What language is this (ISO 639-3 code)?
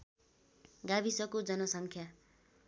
nep